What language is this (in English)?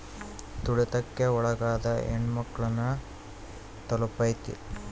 Kannada